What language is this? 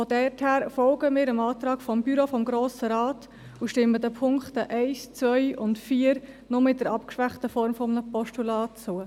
Swiss German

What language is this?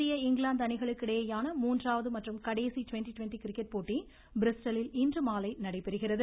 Tamil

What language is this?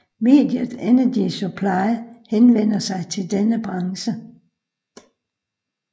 Danish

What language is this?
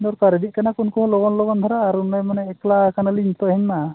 Santali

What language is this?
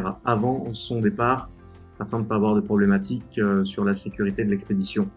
French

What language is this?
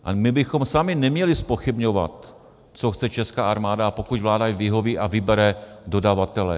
Czech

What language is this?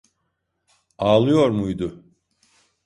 Turkish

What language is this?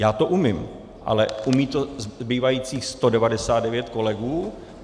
Czech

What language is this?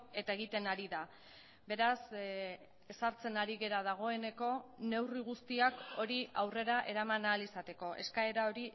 Basque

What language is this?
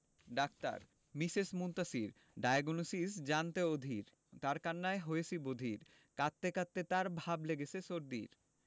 Bangla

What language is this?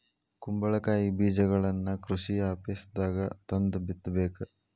Kannada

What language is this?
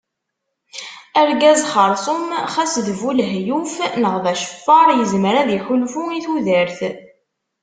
Kabyle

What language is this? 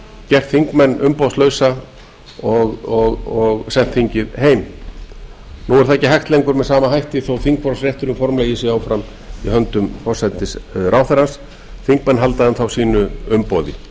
Icelandic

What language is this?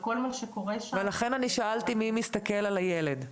Hebrew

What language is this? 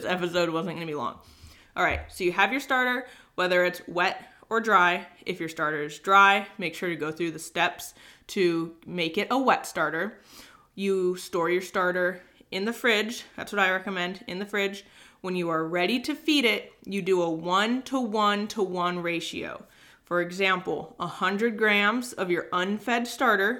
English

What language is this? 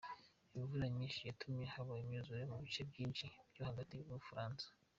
Kinyarwanda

